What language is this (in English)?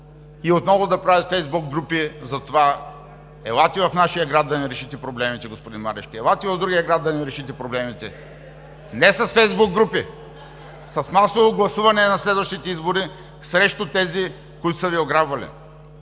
Bulgarian